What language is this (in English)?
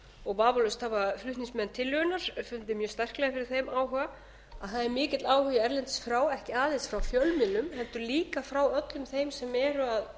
Icelandic